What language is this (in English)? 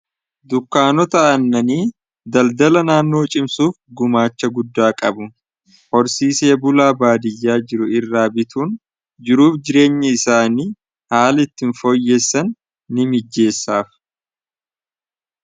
Oromo